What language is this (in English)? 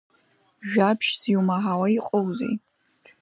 Abkhazian